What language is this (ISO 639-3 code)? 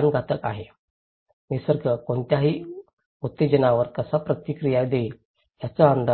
mar